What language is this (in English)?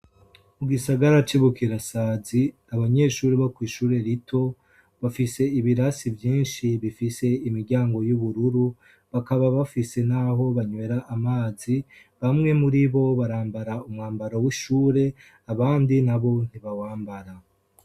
Rundi